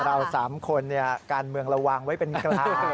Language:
Thai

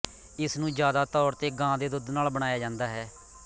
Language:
Punjabi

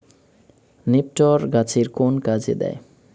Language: Bangla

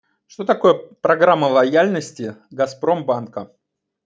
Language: Russian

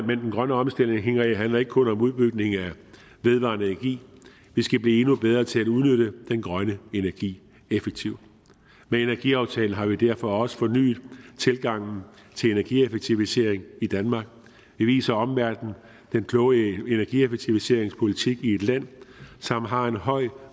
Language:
Danish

